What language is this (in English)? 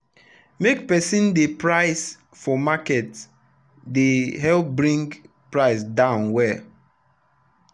Nigerian Pidgin